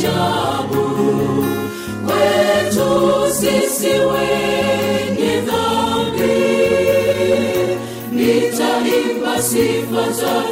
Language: Swahili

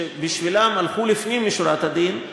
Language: Hebrew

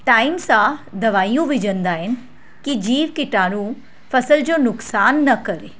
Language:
Sindhi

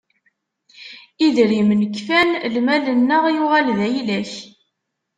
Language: Kabyle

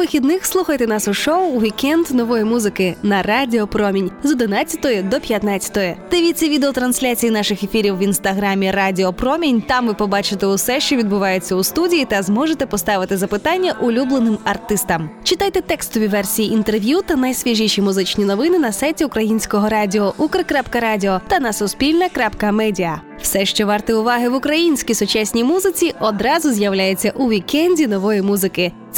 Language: Ukrainian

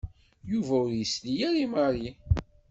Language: Kabyle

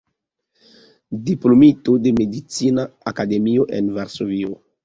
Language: Esperanto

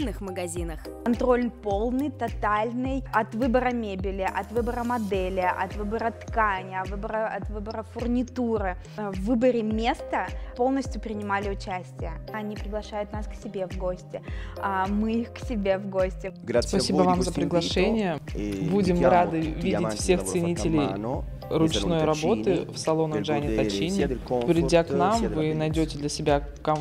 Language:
Russian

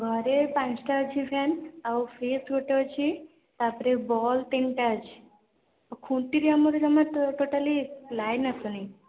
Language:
Odia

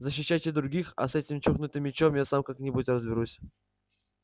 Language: Russian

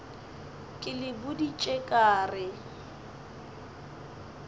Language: Northern Sotho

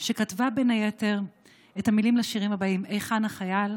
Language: Hebrew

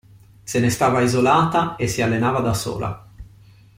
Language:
Italian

